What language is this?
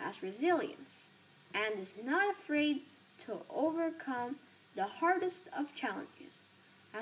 English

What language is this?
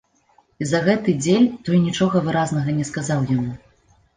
Belarusian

